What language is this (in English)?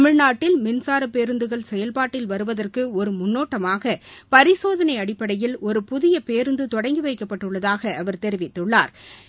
Tamil